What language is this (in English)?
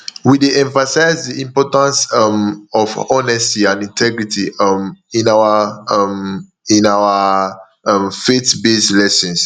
Nigerian Pidgin